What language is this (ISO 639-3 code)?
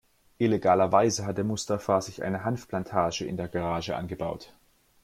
deu